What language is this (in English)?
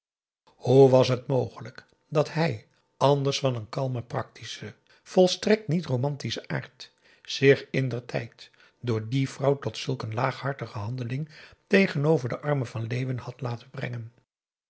Dutch